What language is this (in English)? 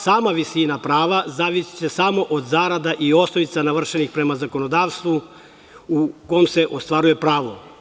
Serbian